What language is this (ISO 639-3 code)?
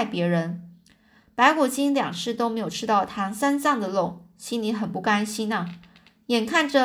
zho